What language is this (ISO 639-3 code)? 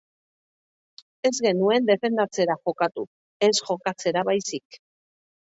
eus